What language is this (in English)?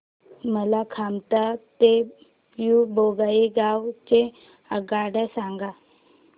Marathi